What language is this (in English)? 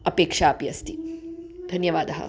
Sanskrit